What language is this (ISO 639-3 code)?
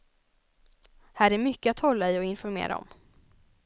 swe